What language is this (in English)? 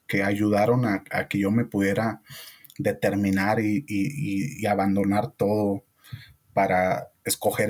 Spanish